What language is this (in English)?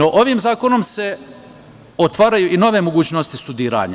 Serbian